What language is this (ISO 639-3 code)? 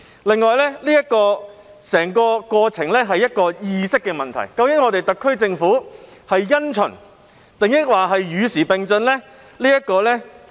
yue